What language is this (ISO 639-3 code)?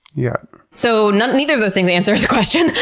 eng